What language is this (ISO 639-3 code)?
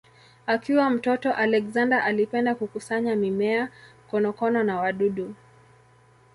swa